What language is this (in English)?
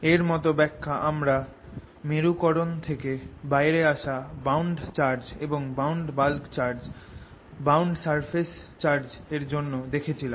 Bangla